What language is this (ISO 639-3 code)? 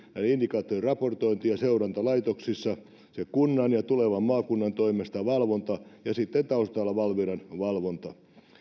fin